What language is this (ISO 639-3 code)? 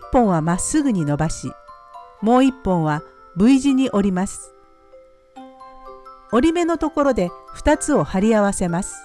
jpn